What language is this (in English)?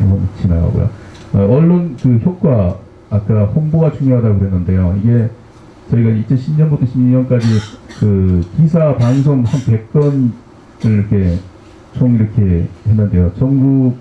Korean